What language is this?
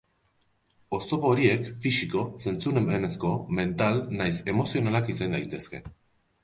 Basque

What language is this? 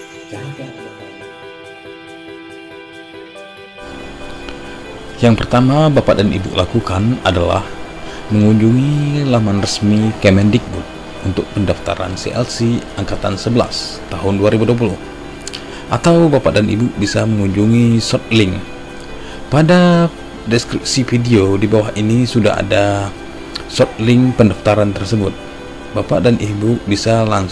Indonesian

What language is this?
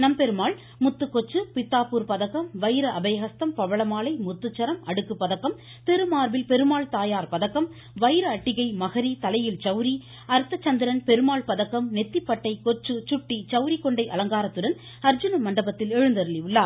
Tamil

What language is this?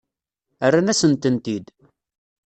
Kabyle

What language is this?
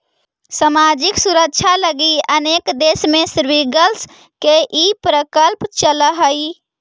Magahi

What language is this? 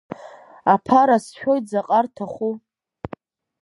Abkhazian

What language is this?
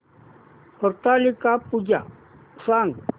Marathi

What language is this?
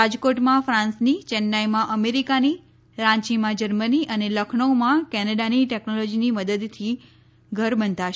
Gujarati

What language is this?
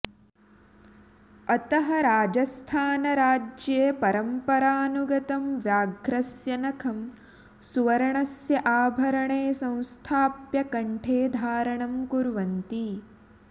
Sanskrit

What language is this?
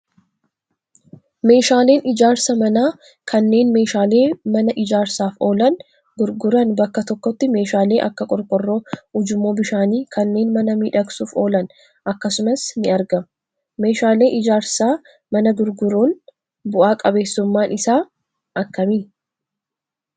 Oromo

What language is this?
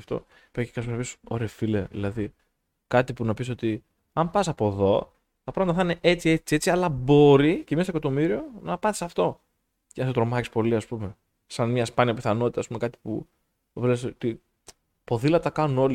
Greek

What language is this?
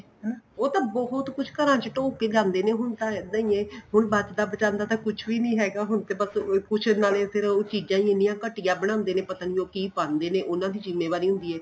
Punjabi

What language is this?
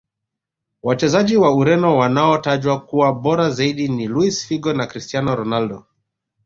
Swahili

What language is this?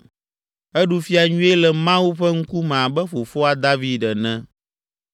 Ewe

